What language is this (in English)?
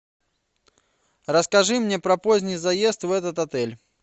Russian